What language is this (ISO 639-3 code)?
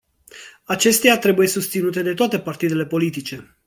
ron